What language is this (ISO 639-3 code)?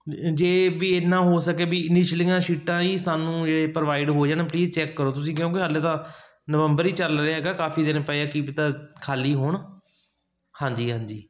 pan